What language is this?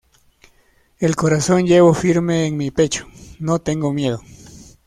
Spanish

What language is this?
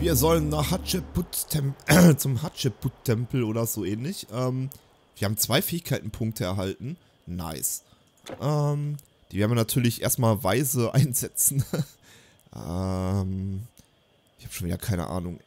German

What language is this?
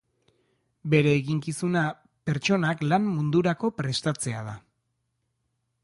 Basque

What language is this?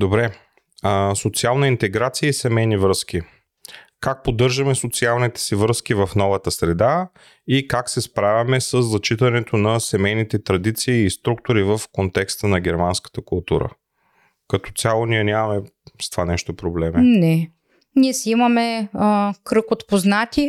Bulgarian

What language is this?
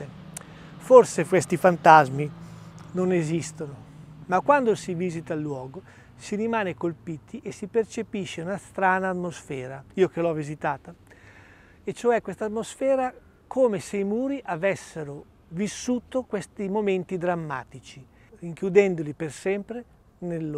Italian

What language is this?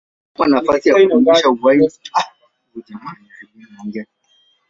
Swahili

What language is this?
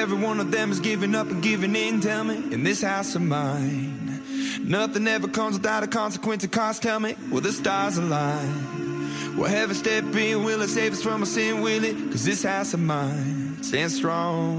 Persian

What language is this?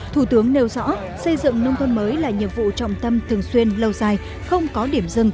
Vietnamese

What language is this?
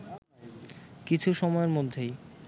Bangla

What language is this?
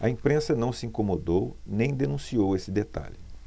Portuguese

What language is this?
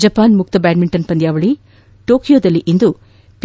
Kannada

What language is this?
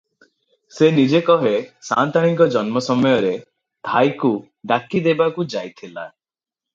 Odia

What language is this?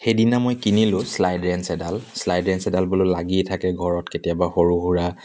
Assamese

